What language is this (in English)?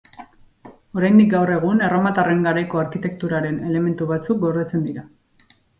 Basque